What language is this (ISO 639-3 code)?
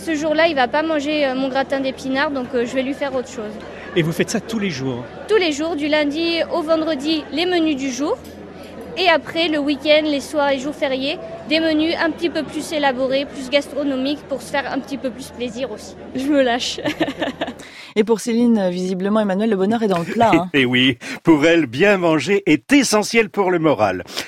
fra